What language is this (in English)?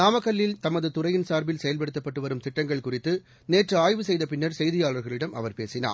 Tamil